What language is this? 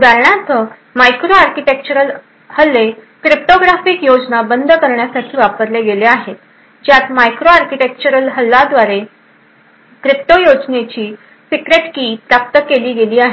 Marathi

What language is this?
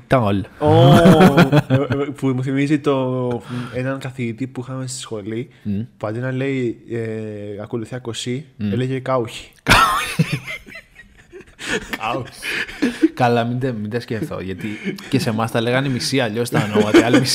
Greek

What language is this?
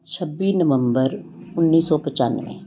Punjabi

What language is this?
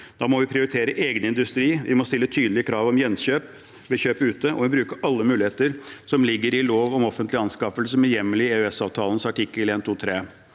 Norwegian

